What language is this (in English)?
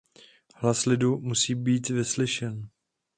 Czech